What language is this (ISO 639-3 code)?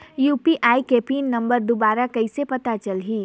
hne